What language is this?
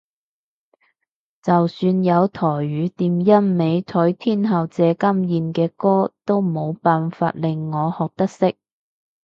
Cantonese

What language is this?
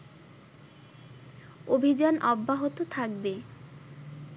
Bangla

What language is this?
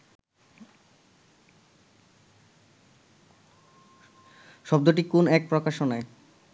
Bangla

